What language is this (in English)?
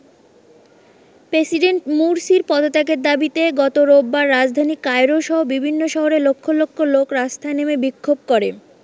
Bangla